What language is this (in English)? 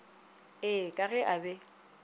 Northern Sotho